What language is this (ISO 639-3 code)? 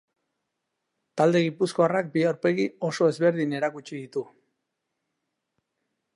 eus